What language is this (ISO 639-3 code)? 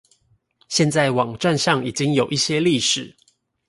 zho